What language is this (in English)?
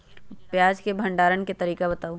Magahi